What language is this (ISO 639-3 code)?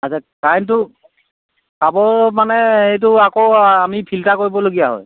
asm